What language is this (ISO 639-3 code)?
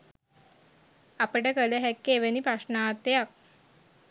sin